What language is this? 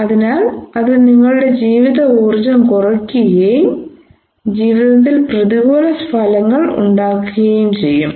Malayalam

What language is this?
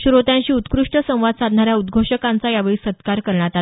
Marathi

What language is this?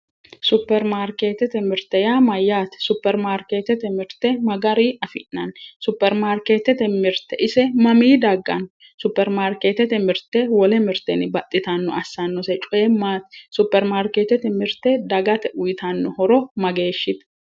Sidamo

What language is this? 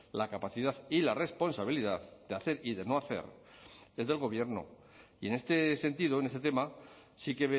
Spanish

